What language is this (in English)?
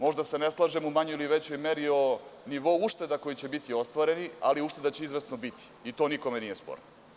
Serbian